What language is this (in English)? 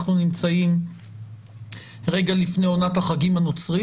Hebrew